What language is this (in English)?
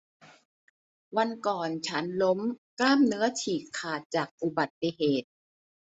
Thai